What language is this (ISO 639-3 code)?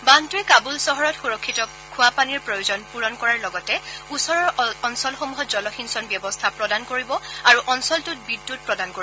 asm